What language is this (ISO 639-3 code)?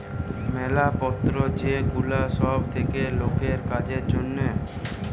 ben